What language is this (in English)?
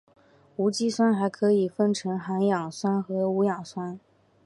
Chinese